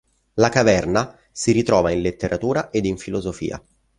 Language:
Italian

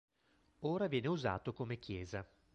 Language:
Italian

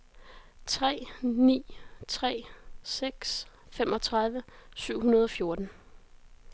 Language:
Danish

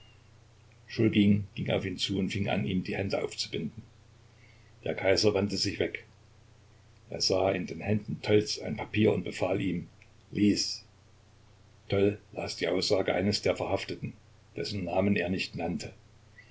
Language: German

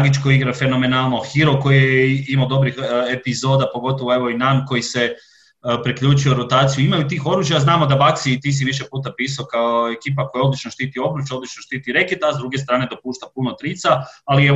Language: Croatian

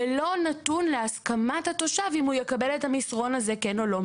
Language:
Hebrew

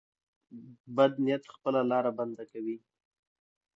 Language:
Pashto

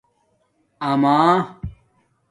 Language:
Domaaki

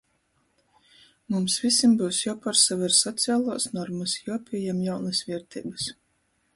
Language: Latgalian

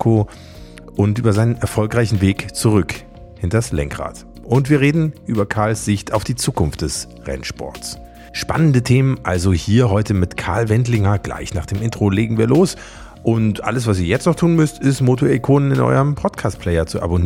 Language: German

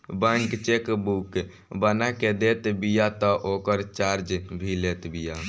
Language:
Bhojpuri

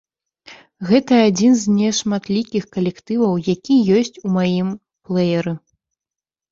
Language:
Belarusian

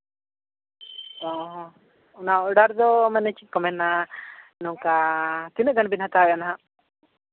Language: Santali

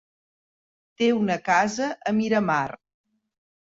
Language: Catalan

